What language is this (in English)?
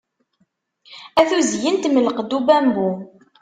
Kabyle